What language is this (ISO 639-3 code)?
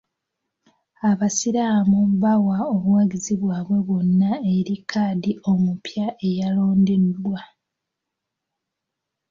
lug